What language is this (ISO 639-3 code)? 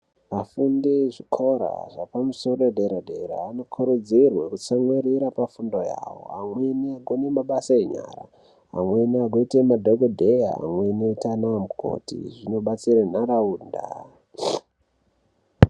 ndc